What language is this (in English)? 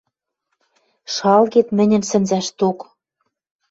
Western Mari